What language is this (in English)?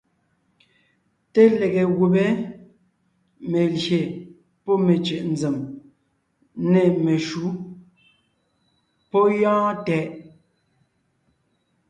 Ngiemboon